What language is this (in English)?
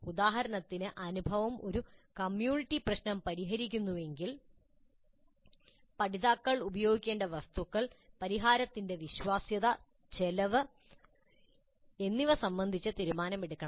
Malayalam